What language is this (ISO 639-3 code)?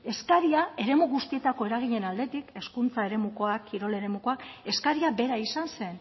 eus